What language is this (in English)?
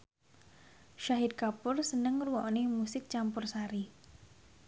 Javanese